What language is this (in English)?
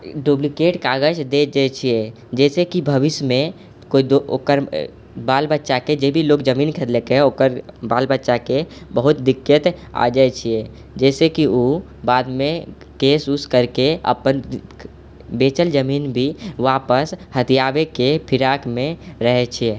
Maithili